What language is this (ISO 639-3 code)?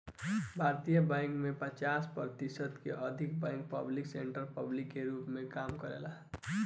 bho